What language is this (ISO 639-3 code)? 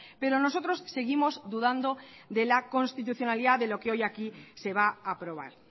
spa